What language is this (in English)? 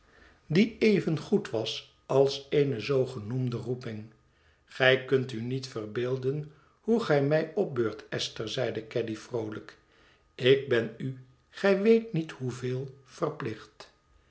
Dutch